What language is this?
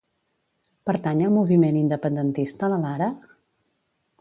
Catalan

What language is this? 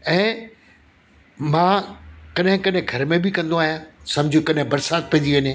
Sindhi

